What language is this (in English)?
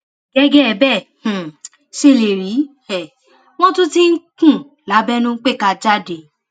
Yoruba